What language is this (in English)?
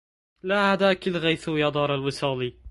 Arabic